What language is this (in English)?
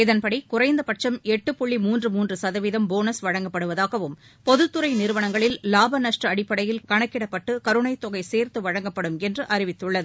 Tamil